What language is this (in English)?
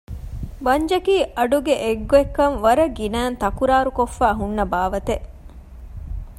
Divehi